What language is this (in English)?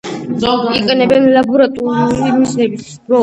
Georgian